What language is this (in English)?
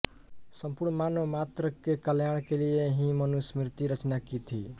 Hindi